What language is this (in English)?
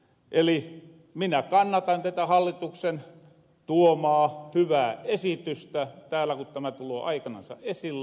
Finnish